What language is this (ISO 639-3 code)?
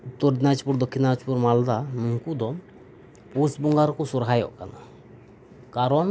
sat